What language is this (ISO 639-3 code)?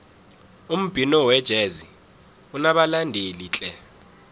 nbl